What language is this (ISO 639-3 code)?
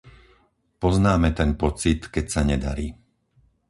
slk